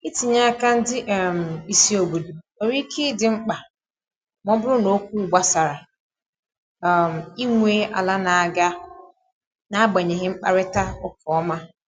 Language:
Igbo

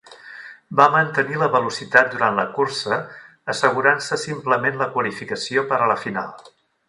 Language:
Catalan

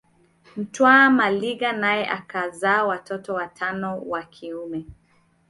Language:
Swahili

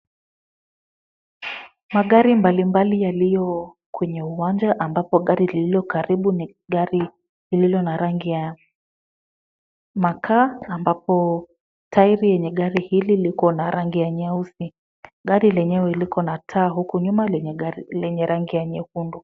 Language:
Swahili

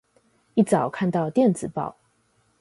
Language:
Chinese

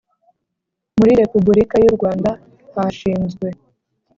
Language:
Kinyarwanda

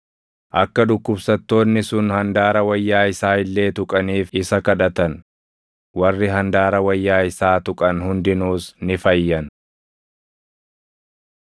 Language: Oromo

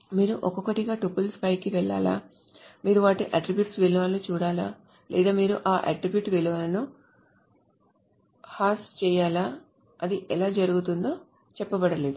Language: Telugu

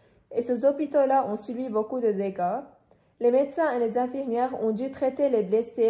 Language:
French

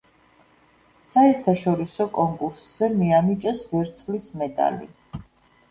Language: Georgian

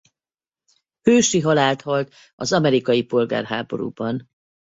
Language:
Hungarian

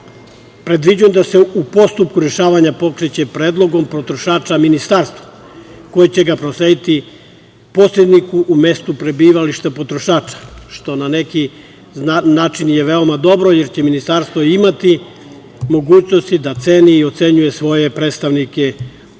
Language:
Serbian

